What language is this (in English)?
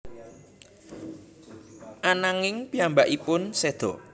Javanese